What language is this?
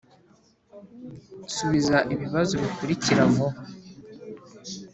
Kinyarwanda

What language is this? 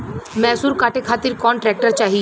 Bhojpuri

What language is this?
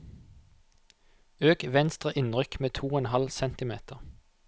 Norwegian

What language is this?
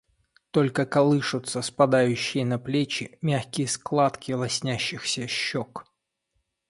Russian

